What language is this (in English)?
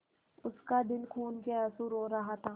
Hindi